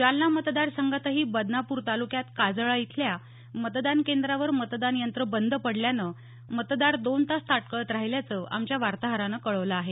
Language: Marathi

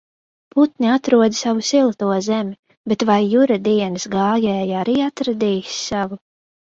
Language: Latvian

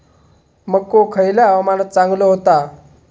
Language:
Marathi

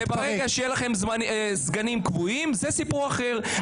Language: Hebrew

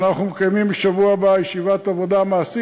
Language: Hebrew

